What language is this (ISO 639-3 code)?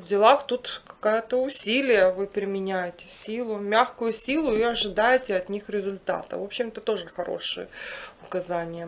rus